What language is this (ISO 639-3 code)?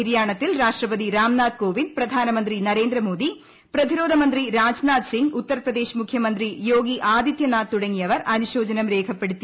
mal